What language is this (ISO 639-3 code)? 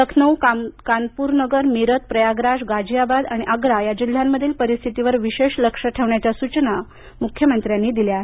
mar